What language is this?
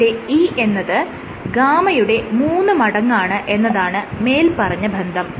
Malayalam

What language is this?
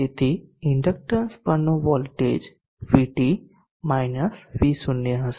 Gujarati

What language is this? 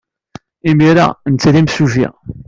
Kabyle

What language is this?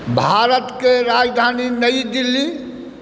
Maithili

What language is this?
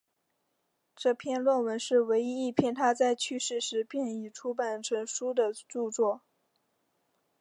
Chinese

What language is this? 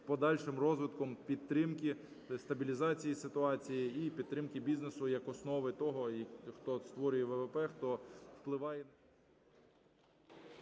Ukrainian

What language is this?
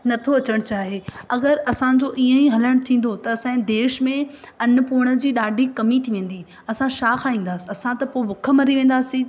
Sindhi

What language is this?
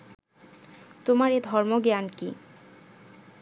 Bangla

